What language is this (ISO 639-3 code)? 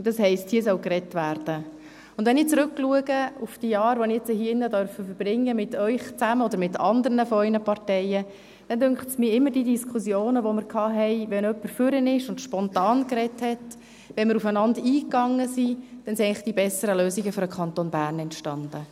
gsw